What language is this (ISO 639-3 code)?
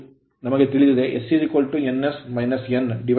kan